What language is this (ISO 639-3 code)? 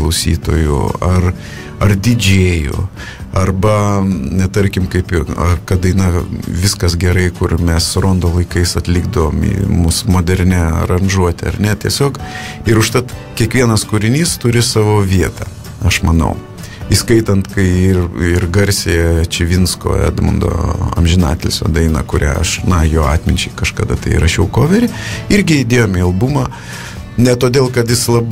lit